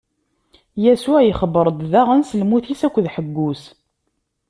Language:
Kabyle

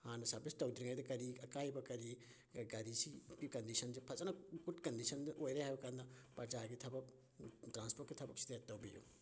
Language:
Manipuri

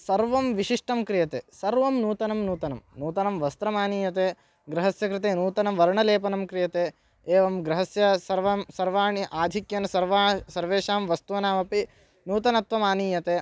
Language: Sanskrit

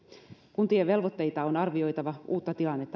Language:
Finnish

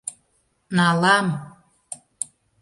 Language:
Mari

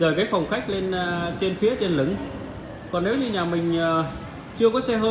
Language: Vietnamese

